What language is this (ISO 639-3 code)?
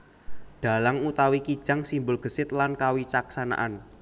jav